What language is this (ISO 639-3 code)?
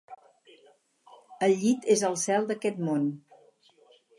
cat